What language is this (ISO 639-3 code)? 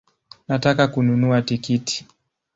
swa